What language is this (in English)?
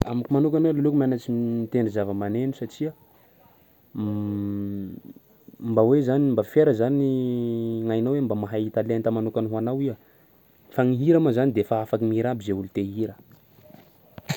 Sakalava Malagasy